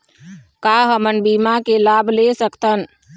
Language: Chhattisgarhi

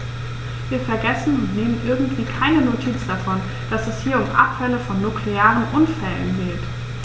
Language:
German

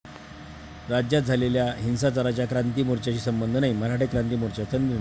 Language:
Marathi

